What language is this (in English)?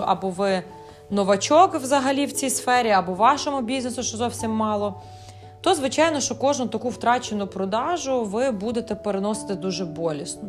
Ukrainian